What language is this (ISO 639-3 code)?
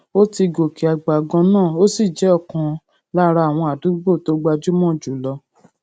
yor